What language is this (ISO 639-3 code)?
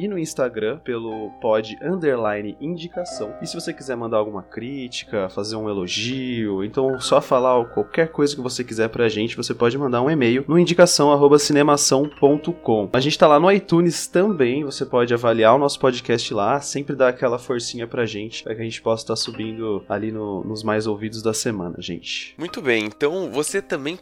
por